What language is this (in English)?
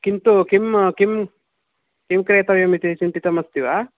Sanskrit